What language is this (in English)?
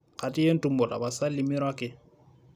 Masai